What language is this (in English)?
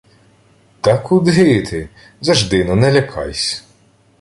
Ukrainian